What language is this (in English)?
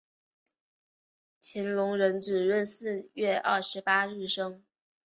Chinese